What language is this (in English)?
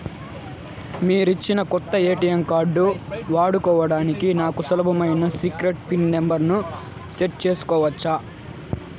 Telugu